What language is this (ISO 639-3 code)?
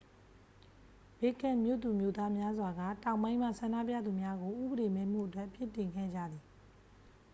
mya